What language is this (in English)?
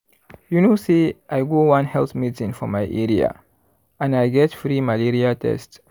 Nigerian Pidgin